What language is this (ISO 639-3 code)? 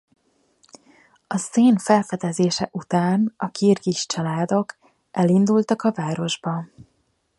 hun